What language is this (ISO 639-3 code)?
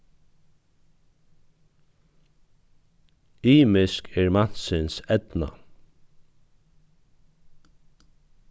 fao